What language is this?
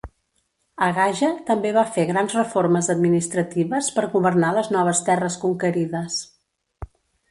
Catalan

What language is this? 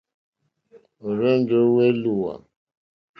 Mokpwe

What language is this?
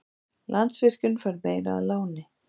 Icelandic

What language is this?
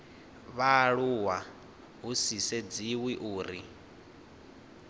Venda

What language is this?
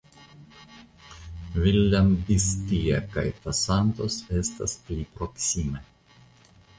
Esperanto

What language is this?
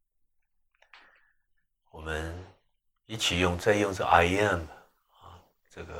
Chinese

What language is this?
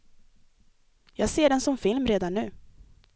Swedish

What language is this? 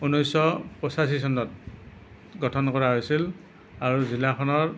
Assamese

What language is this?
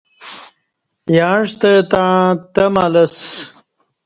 Kati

